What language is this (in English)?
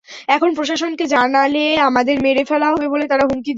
Bangla